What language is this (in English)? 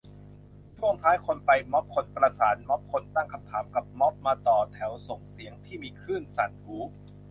Thai